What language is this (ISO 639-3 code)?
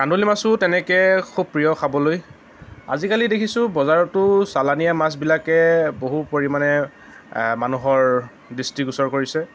asm